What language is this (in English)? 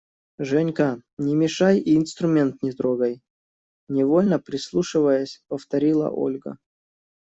Russian